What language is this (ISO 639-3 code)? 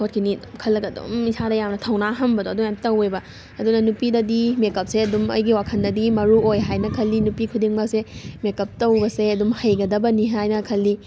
mni